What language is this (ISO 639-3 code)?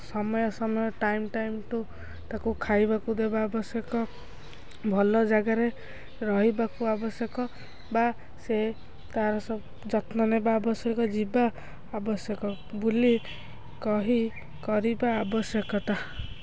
ori